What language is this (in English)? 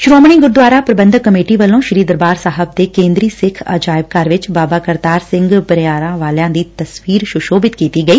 Punjabi